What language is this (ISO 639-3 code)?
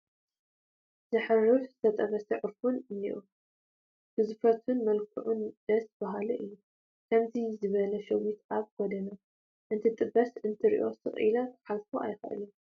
tir